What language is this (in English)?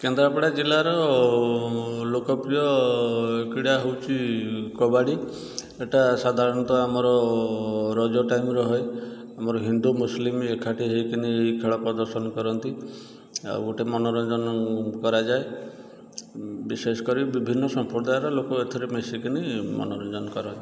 Odia